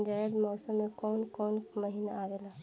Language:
Bhojpuri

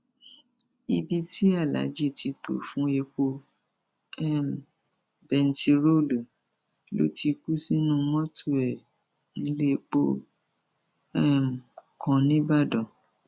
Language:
Yoruba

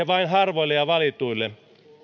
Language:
Finnish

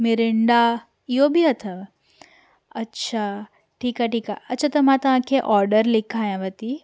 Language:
Sindhi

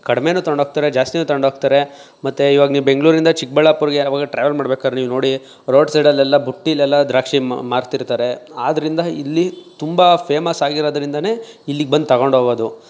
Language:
Kannada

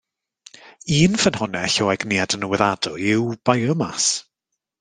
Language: Welsh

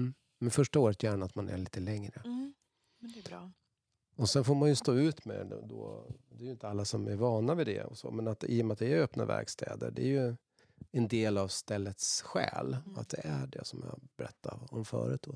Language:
Swedish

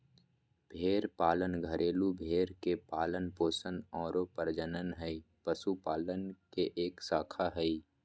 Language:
Magahi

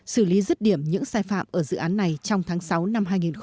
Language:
Vietnamese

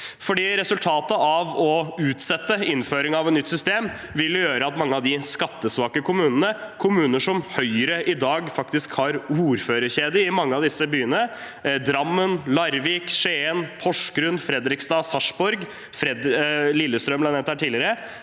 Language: Norwegian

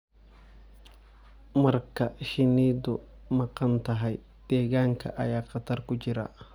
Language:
Somali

